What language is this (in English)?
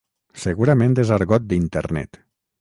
Catalan